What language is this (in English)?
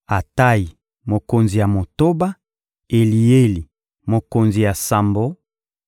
Lingala